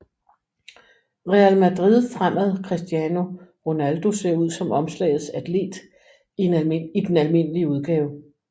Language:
Danish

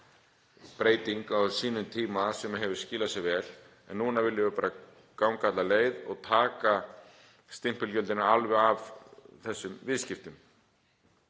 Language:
Icelandic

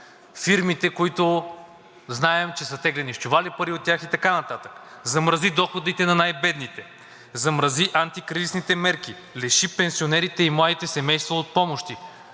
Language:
Bulgarian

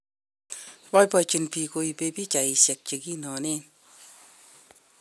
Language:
Kalenjin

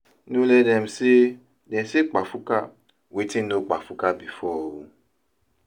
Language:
Nigerian Pidgin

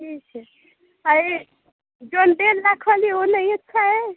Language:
Hindi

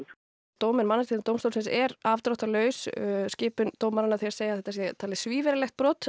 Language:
Icelandic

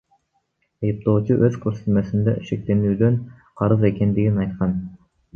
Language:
Kyrgyz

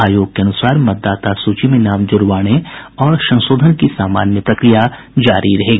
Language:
Hindi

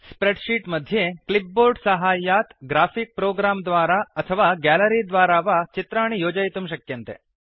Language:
Sanskrit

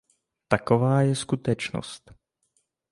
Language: Czech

